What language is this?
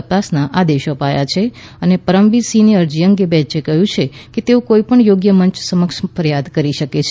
Gujarati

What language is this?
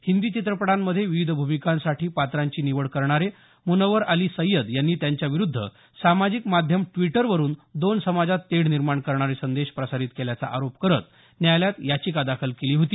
Marathi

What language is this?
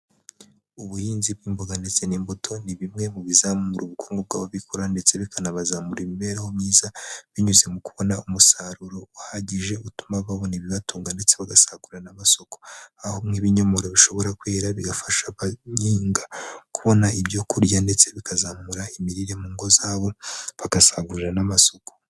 Kinyarwanda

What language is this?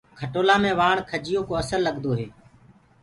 Gurgula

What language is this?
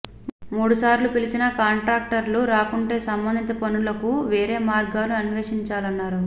Telugu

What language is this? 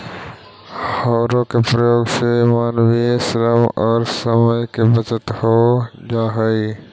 Magahi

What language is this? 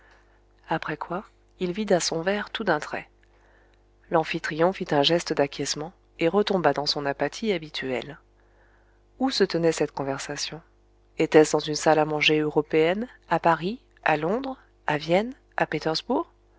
French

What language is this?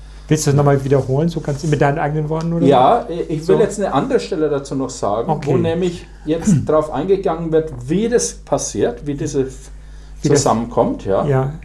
German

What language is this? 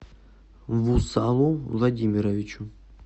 Russian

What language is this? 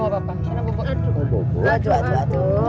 Indonesian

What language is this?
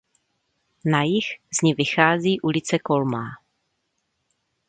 Czech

